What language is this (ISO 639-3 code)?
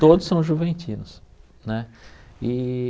por